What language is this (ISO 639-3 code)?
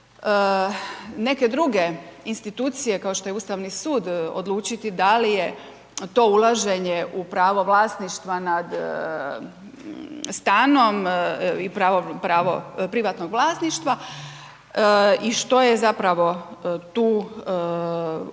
hrv